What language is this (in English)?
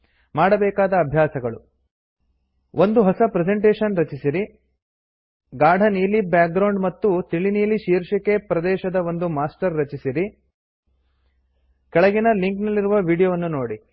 Kannada